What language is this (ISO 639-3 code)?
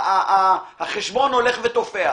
heb